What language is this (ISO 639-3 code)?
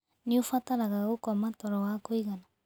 kik